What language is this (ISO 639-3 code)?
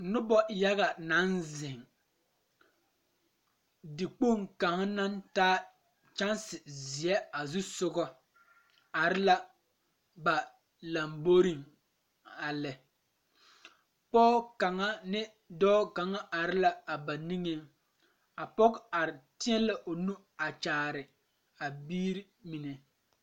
dga